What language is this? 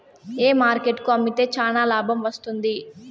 Telugu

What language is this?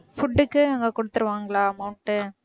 Tamil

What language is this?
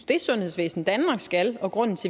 Danish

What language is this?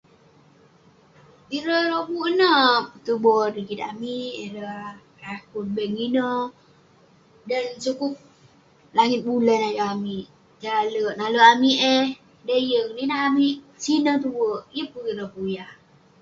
Western Penan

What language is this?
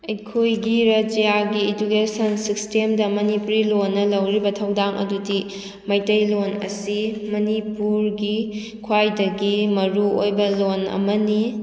Manipuri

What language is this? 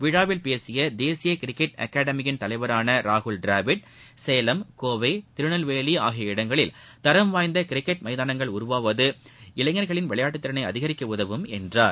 Tamil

